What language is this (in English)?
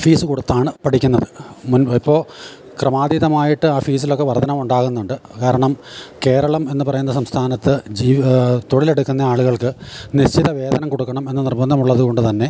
Malayalam